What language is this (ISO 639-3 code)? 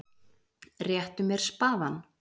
isl